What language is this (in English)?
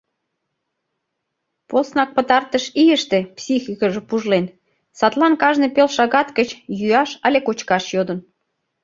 Mari